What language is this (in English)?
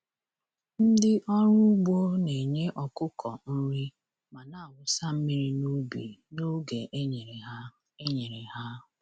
Igbo